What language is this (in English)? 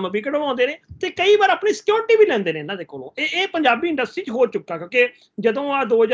Punjabi